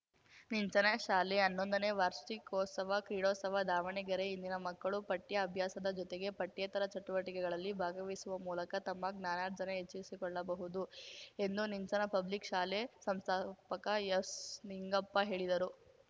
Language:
Kannada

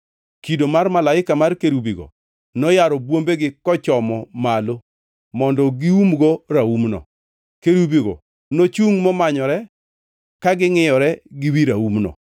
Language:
Luo (Kenya and Tanzania)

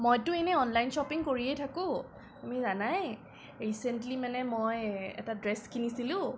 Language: Assamese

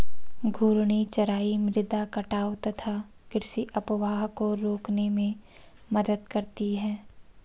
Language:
Hindi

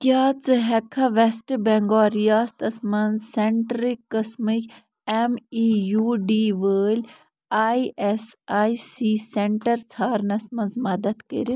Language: Kashmiri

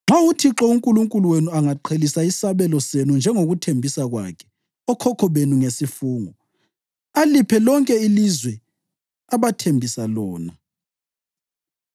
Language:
North Ndebele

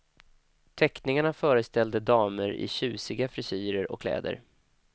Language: Swedish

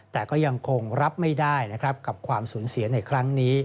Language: Thai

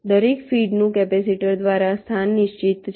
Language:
Gujarati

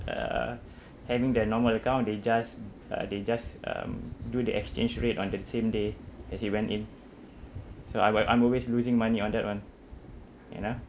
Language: English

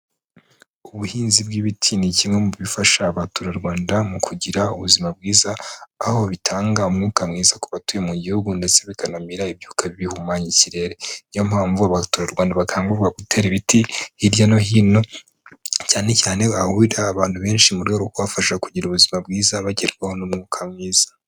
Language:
Kinyarwanda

